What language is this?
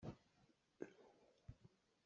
Hakha Chin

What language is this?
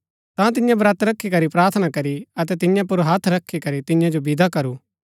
Gaddi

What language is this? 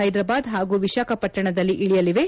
Kannada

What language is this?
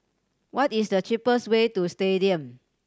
English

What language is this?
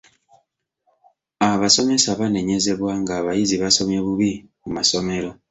Ganda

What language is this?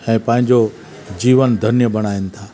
Sindhi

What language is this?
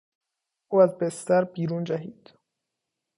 Persian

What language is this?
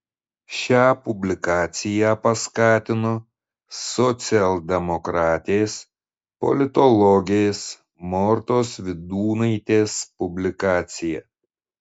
Lithuanian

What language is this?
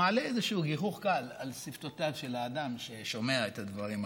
Hebrew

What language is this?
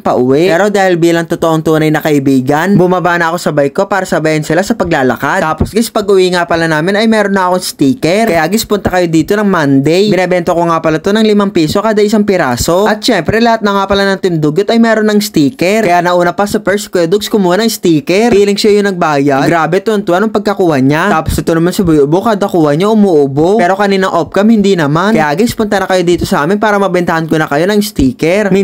Filipino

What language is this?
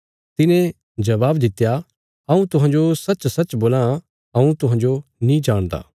Bilaspuri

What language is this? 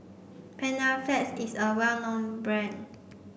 English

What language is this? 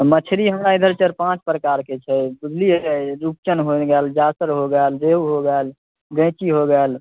Maithili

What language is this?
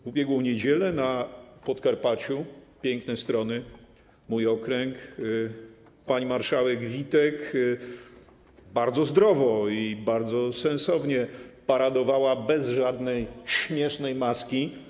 Polish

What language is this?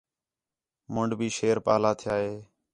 Khetrani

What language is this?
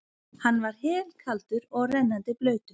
Icelandic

